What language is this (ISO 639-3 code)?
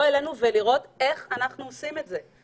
heb